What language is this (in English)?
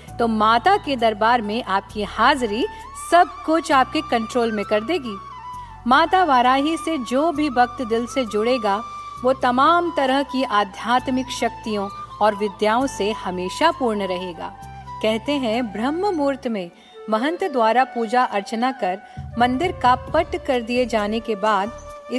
Hindi